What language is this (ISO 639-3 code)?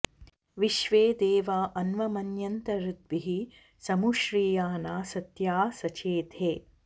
san